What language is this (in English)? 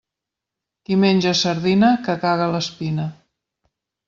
Catalan